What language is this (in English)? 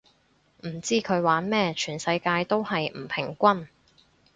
Cantonese